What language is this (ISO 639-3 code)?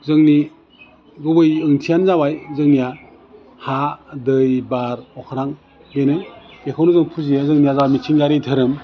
brx